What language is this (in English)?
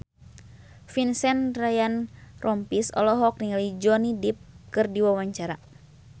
Sundanese